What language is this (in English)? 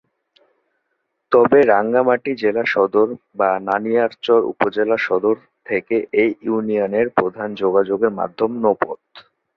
Bangla